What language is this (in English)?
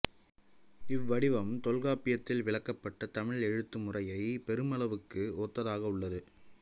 Tamil